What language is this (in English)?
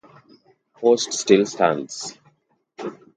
English